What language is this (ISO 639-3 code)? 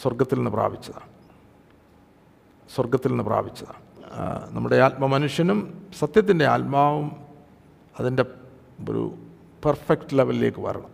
mal